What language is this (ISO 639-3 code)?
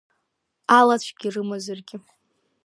abk